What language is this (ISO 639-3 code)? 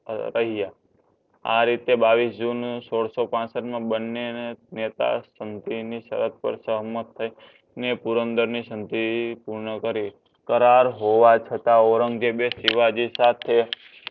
guj